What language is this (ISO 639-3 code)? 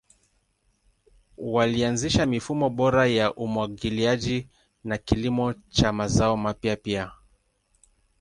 swa